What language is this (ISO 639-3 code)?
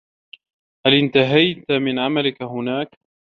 ara